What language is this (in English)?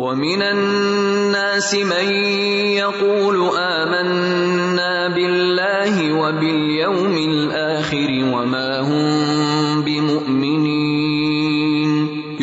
Urdu